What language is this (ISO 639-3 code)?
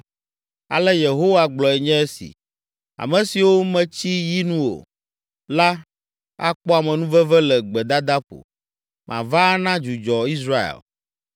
ewe